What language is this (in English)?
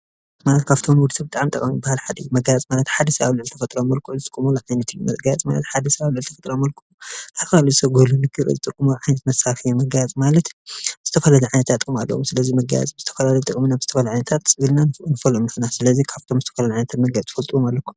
Tigrinya